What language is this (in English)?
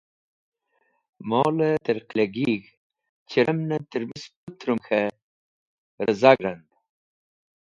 Wakhi